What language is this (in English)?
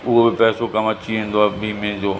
Sindhi